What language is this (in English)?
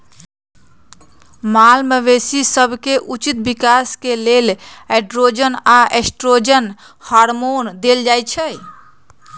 Magahi